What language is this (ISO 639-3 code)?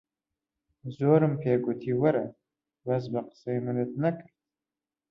ckb